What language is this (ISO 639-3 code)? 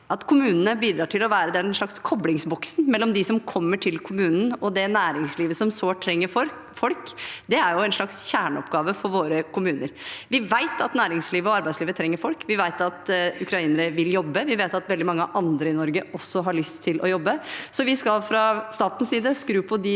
nor